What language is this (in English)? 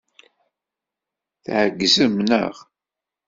Kabyle